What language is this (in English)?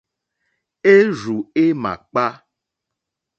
Mokpwe